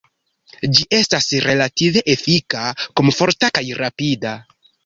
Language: Esperanto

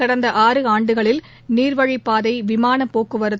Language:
Tamil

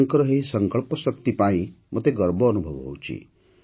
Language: Odia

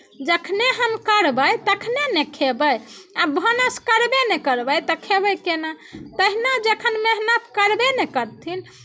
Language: Maithili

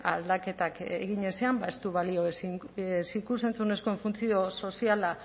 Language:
Basque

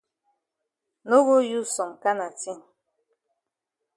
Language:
Cameroon Pidgin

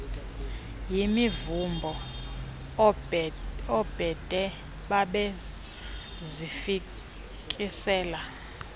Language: Xhosa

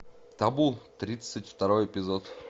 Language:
Russian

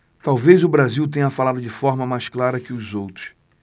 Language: Portuguese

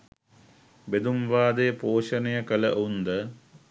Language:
Sinhala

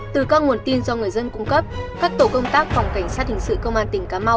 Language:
Vietnamese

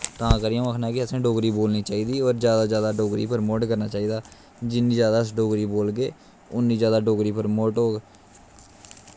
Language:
Dogri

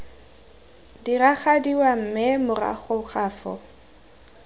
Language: Tswana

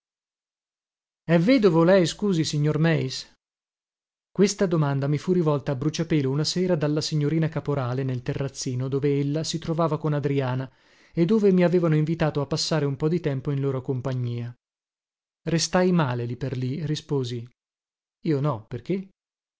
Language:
Italian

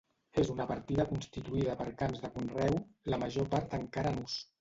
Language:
Catalan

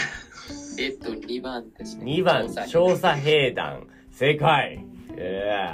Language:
Japanese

